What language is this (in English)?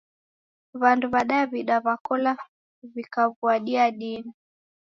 Taita